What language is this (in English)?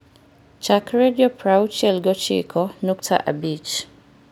Luo (Kenya and Tanzania)